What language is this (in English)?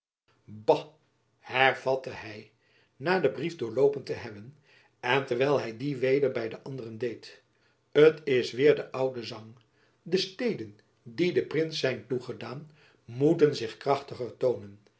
Dutch